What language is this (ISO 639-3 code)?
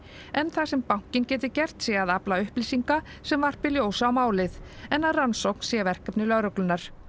isl